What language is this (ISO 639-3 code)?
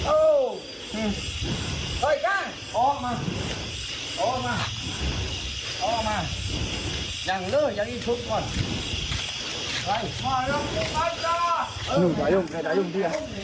tha